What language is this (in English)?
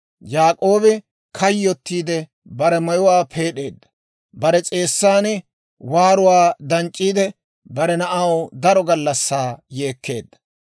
Dawro